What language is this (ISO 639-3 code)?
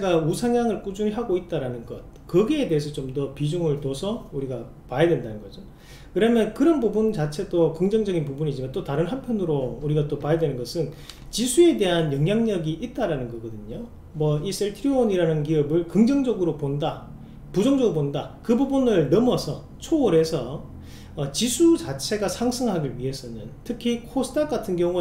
kor